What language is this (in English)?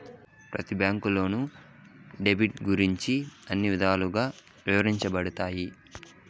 Telugu